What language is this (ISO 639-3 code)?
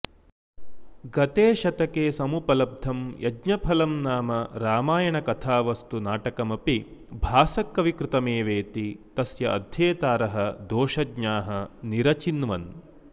san